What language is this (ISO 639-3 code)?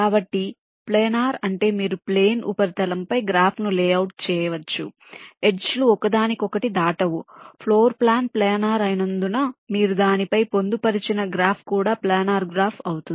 tel